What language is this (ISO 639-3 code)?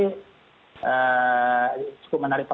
ind